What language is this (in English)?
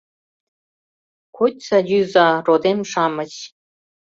Mari